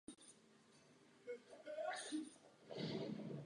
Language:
Czech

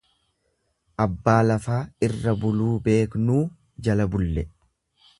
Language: Oromo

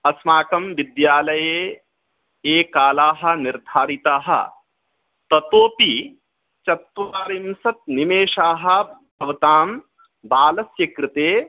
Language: Sanskrit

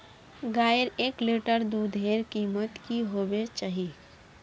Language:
Magahi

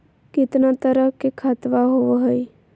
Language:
Magahi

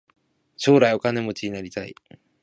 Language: Japanese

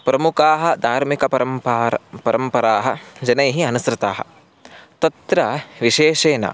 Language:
Sanskrit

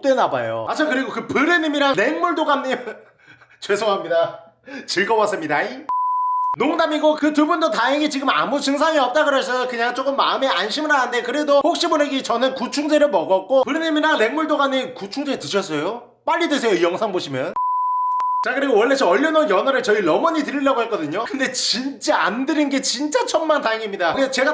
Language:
Korean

